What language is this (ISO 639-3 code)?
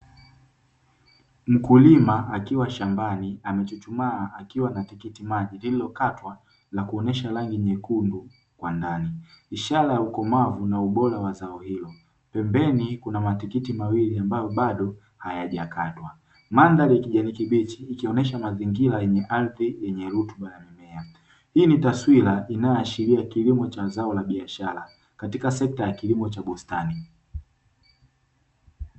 swa